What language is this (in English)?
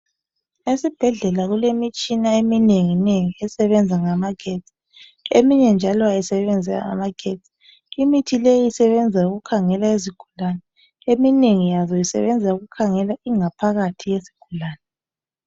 North Ndebele